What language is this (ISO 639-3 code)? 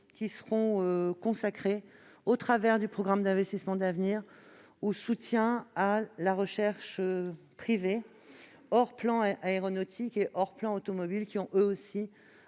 fra